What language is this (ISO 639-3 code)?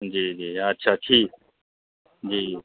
mai